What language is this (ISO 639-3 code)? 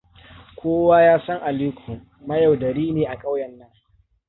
hau